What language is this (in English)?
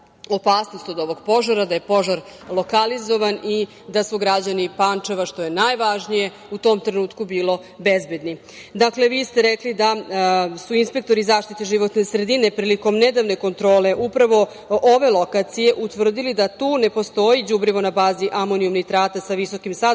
Serbian